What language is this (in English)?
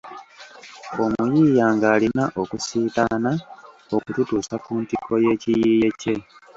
Ganda